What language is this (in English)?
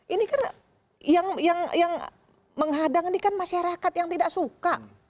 Indonesian